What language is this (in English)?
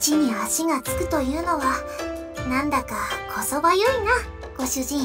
Japanese